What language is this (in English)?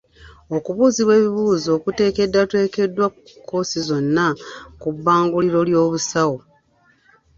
Ganda